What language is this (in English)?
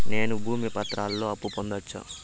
Telugu